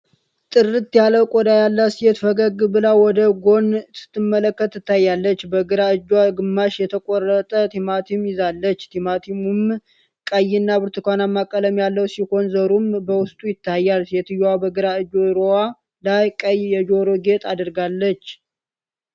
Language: Amharic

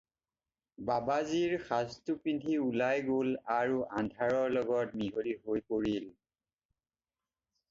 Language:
Assamese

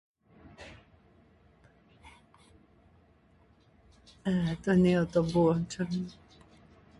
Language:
Upper Sorbian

